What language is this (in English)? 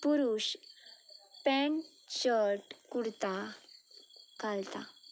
Konkani